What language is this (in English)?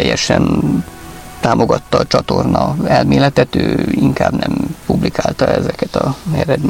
Hungarian